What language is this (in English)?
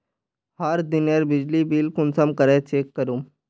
Magahi